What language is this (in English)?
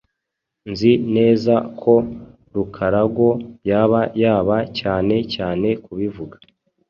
Kinyarwanda